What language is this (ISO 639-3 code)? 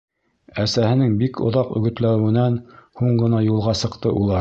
bak